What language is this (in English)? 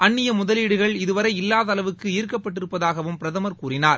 Tamil